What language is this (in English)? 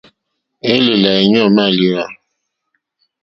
Mokpwe